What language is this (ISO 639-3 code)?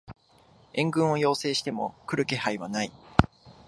jpn